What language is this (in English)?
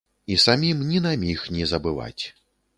Belarusian